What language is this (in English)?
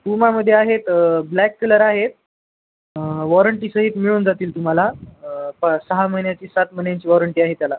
Marathi